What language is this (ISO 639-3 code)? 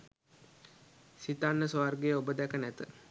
sin